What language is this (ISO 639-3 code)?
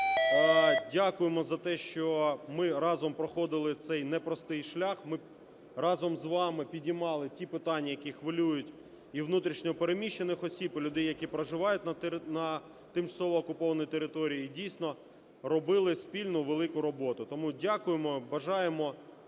ukr